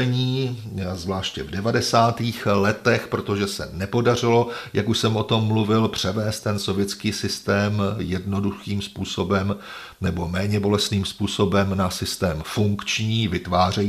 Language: Czech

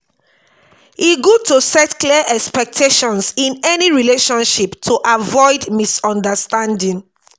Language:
Nigerian Pidgin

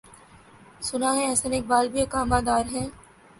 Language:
Urdu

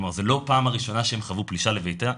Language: Hebrew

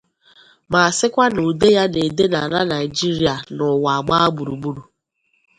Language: Igbo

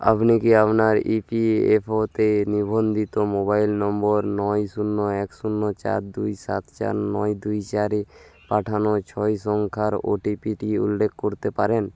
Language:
Bangla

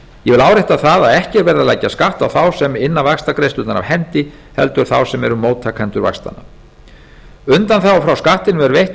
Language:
Icelandic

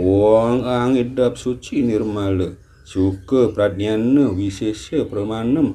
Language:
Indonesian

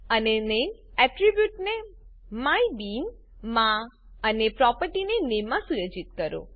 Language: Gujarati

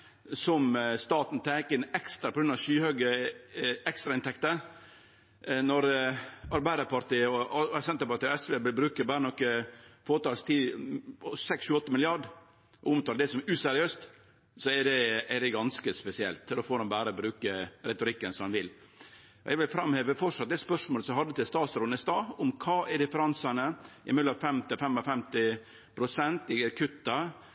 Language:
Norwegian Nynorsk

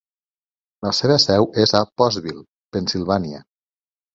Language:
Catalan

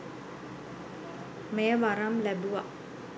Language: Sinhala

